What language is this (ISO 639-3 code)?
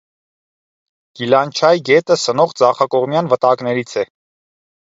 hye